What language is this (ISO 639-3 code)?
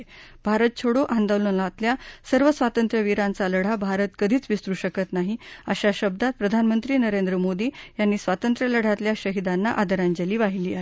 mar